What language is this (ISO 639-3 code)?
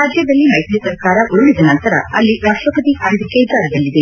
kan